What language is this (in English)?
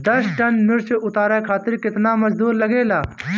Bhojpuri